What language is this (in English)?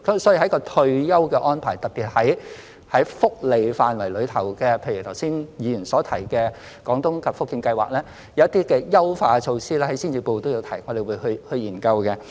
Cantonese